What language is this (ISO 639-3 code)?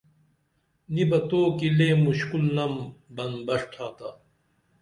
dml